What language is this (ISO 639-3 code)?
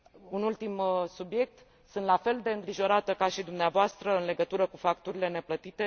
ron